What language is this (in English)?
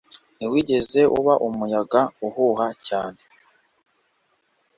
Kinyarwanda